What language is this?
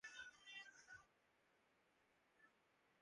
Urdu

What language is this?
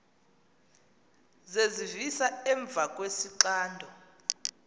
Xhosa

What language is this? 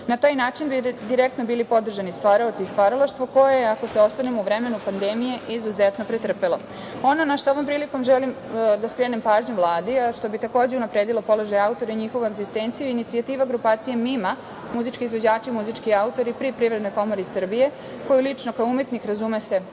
Serbian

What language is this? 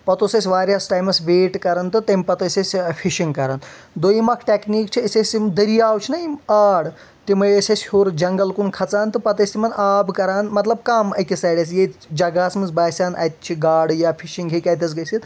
Kashmiri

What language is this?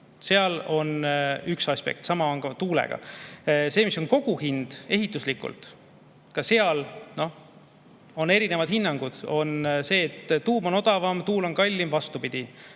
Estonian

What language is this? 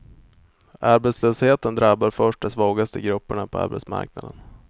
Swedish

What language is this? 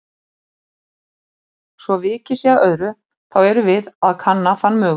Icelandic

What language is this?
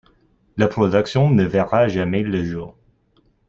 French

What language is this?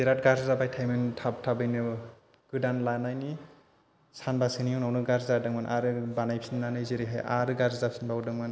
Bodo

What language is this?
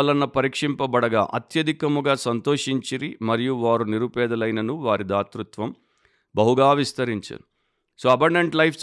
Telugu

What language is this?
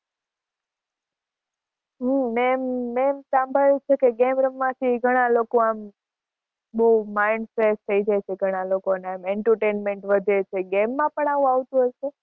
Gujarati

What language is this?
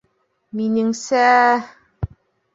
Bashkir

